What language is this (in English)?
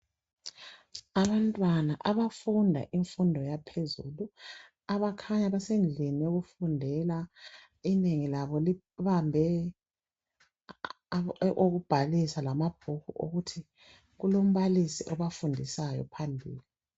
North Ndebele